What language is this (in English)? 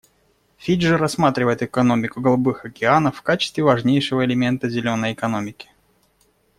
Russian